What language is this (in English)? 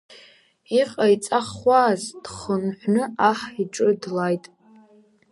Abkhazian